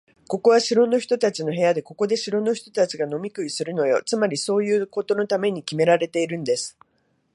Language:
Japanese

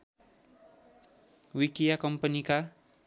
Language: Nepali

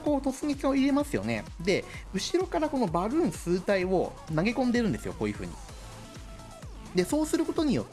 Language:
Japanese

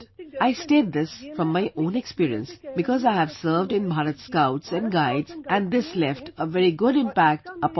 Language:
English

